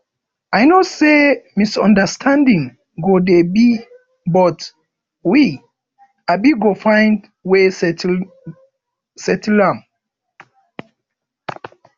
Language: Nigerian Pidgin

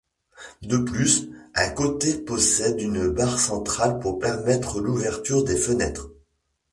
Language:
French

